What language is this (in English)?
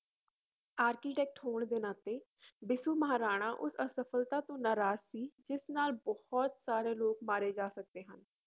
Punjabi